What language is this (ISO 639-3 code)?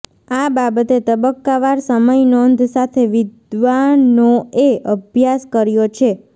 guj